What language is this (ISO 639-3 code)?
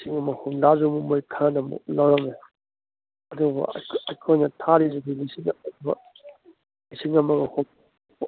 mni